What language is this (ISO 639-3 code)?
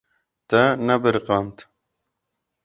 kur